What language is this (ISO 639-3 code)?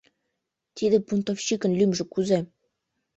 chm